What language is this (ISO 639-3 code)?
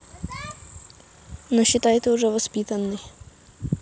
rus